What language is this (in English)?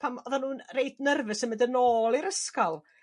Welsh